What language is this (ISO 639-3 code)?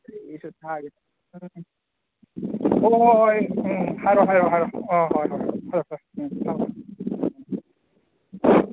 mni